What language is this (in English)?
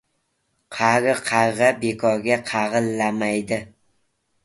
Uzbek